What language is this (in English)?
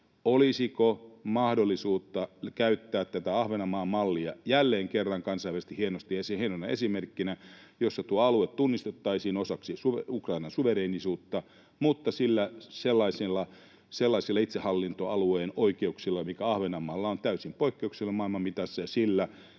Finnish